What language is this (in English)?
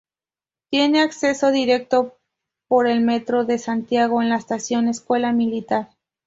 Spanish